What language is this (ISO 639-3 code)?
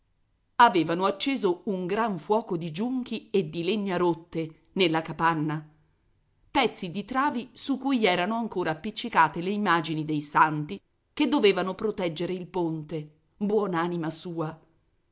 ita